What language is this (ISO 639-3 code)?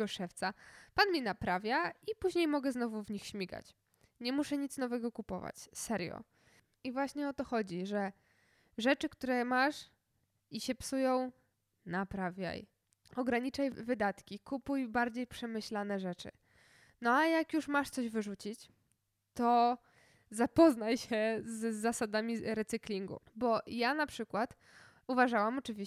pol